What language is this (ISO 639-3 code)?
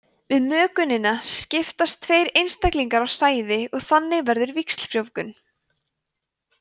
isl